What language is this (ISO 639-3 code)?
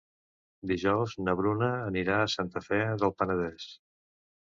cat